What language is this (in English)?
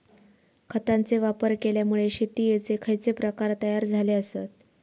Marathi